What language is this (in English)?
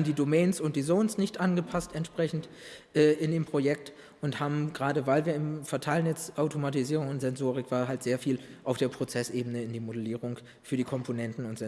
German